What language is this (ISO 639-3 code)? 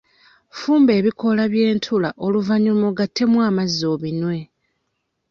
lug